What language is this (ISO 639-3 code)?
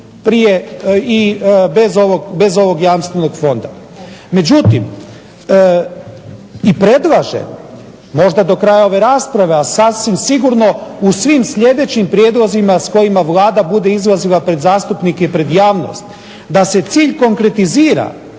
hrv